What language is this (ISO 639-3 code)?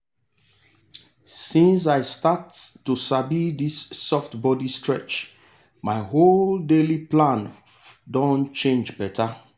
pcm